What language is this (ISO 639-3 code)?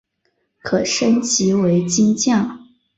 zho